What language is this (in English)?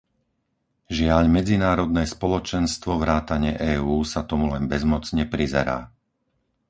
Slovak